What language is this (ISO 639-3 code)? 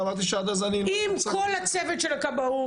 heb